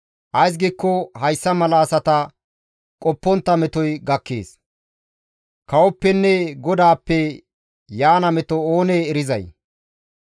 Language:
Gamo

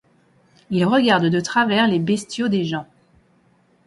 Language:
French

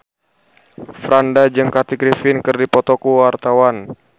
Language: Sundanese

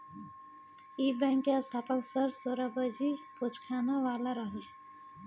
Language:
Bhojpuri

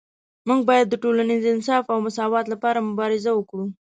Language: Pashto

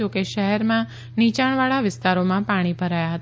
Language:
Gujarati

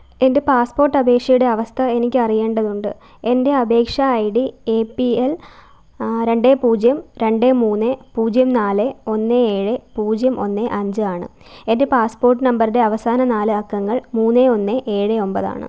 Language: Malayalam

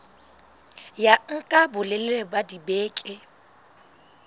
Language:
Southern Sotho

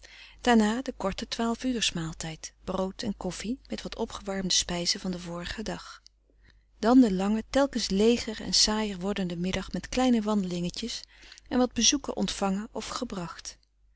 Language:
Dutch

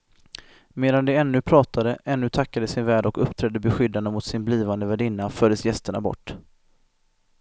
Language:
Swedish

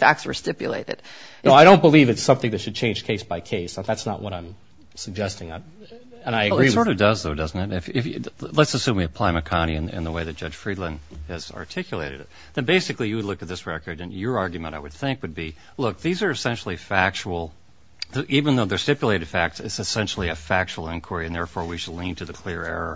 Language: English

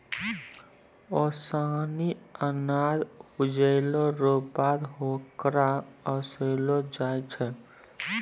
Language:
Maithili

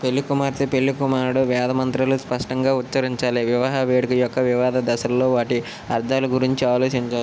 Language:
Telugu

